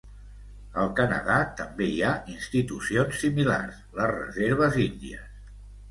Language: Catalan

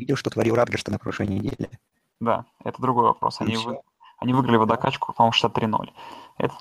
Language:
Russian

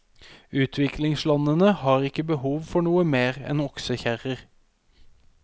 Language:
Norwegian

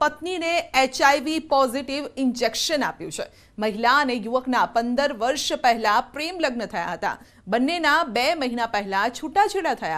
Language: Hindi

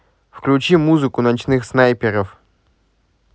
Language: Russian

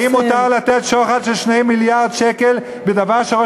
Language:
Hebrew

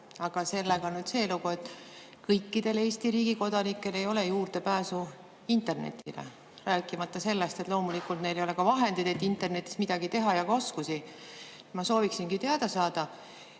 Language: Estonian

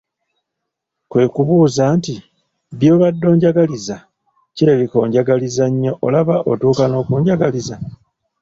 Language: Ganda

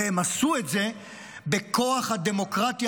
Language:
Hebrew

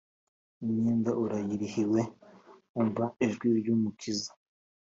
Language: Kinyarwanda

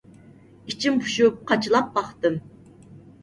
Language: Uyghur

